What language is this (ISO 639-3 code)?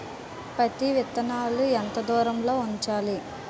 tel